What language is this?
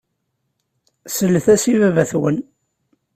Kabyle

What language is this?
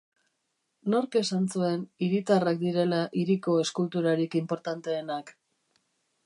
Basque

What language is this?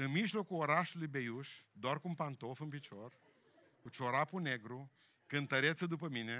Romanian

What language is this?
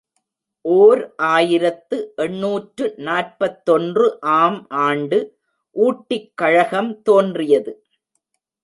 Tamil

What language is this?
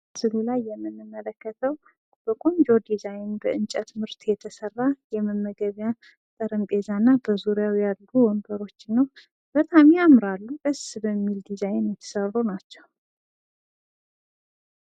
Amharic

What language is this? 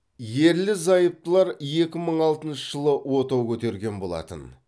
Kazakh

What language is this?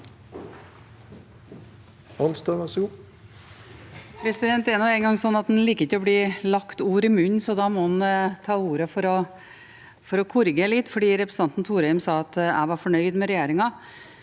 Norwegian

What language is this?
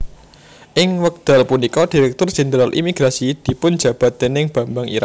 Javanese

